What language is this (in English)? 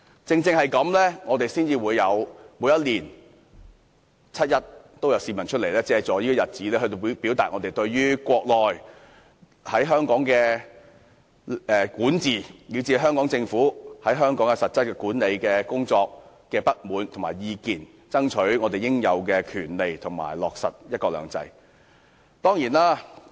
Cantonese